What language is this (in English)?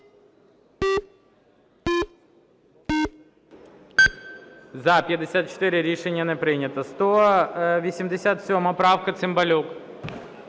Ukrainian